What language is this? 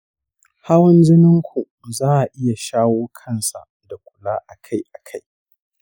Hausa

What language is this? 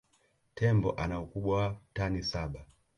Swahili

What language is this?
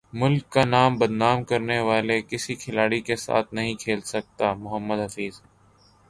Urdu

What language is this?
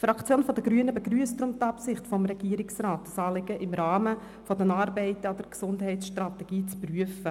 Swiss German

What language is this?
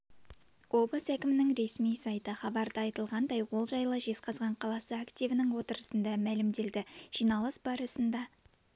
Kazakh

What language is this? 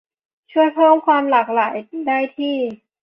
Thai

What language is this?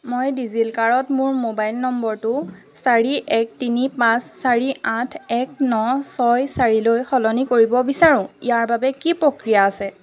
Assamese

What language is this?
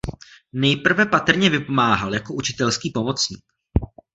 Czech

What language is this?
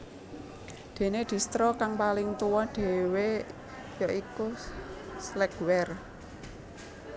Javanese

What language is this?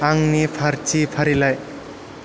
Bodo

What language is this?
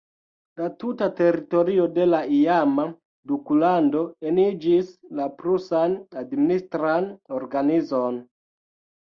Esperanto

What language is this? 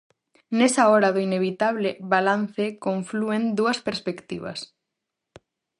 Galician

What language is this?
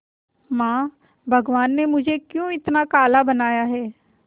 Hindi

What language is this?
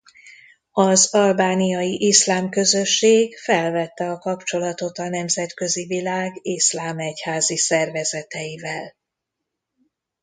Hungarian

